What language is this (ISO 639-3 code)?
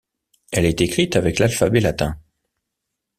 fra